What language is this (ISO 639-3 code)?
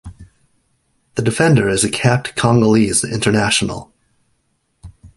eng